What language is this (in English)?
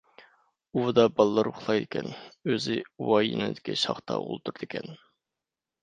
Uyghur